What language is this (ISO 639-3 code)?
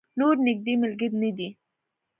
pus